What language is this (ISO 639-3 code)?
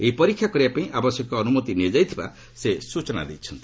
ori